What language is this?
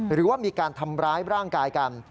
Thai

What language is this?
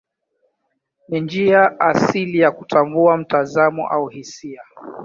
Swahili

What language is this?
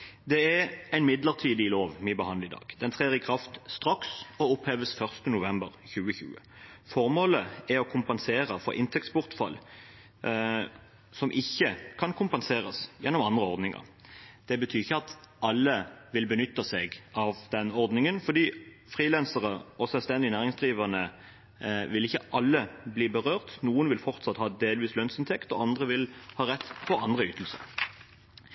Norwegian Bokmål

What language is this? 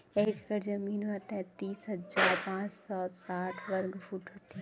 Chhattisgarhi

